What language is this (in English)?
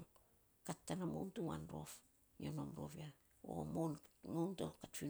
Saposa